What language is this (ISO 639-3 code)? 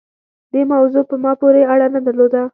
pus